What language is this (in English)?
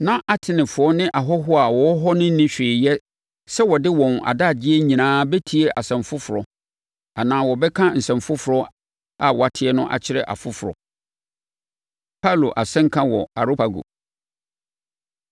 Akan